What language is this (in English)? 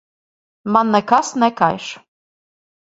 Latvian